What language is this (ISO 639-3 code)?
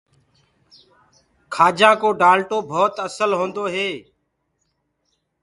ggg